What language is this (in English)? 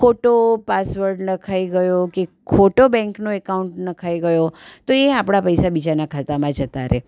Gujarati